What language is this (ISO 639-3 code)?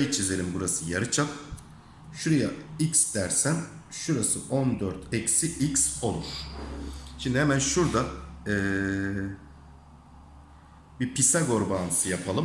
tur